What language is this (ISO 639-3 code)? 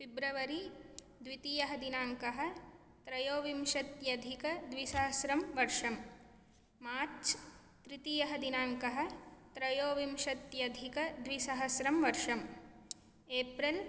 san